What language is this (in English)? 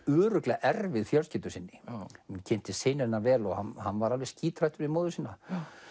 Icelandic